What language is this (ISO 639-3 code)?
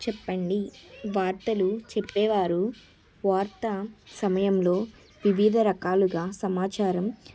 tel